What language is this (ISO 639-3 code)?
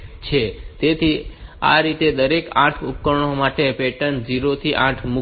guj